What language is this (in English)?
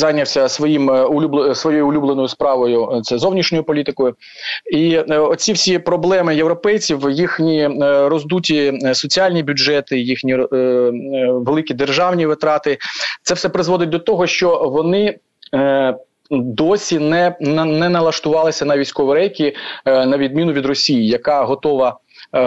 Ukrainian